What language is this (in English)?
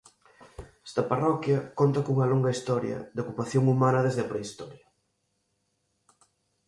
Galician